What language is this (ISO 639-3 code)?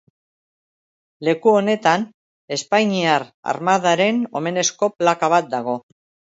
eus